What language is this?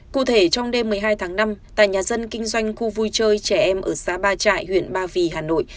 Vietnamese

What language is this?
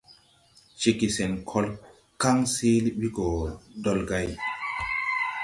Tupuri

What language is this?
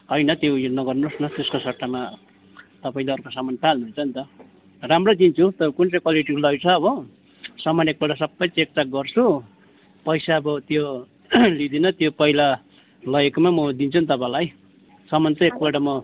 Nepali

